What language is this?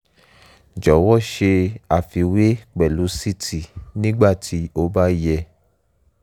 Yoruba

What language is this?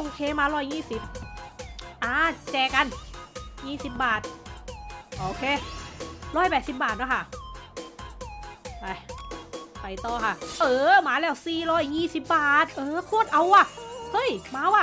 Thai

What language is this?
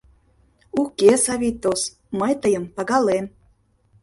Mari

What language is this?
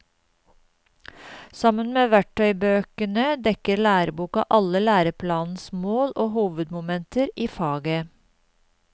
Norwegian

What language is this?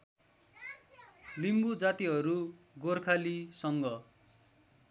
Nepali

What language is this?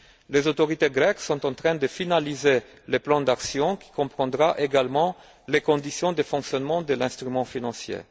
French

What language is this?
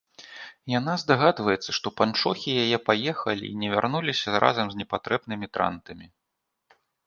Belarusian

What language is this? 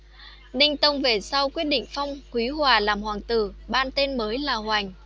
Vietnamese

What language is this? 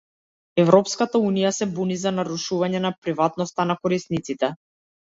Macedonian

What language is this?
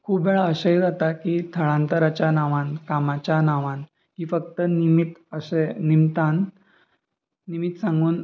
Konkani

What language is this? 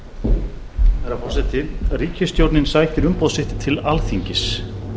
Icelandic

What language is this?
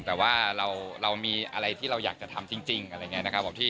Thai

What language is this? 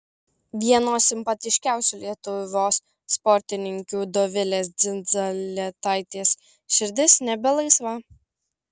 Lithuanian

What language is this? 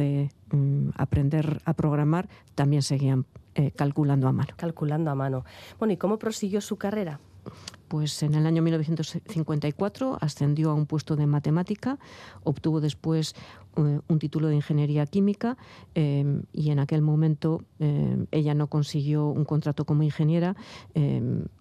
Spanish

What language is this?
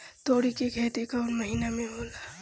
Bhojpuri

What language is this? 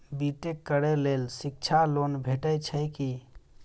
Maithili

